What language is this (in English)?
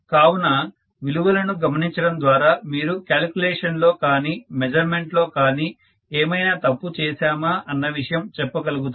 Telugu